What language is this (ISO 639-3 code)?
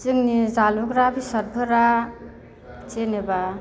brx